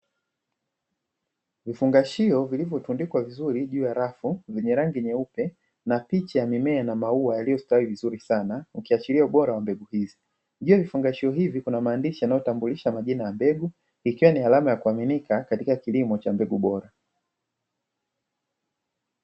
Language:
Swahili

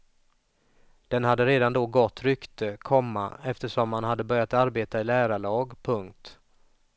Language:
Swedish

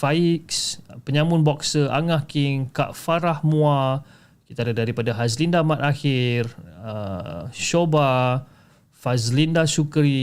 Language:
Malay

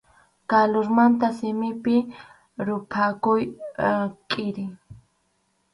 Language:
Arequipa-La Unión Quechua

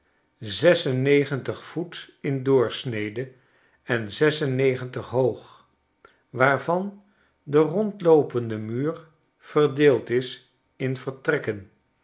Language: Dutch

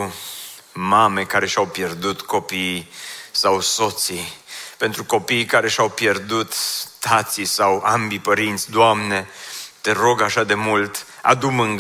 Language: Romanian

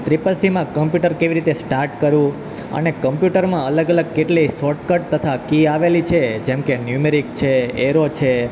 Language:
Gujarati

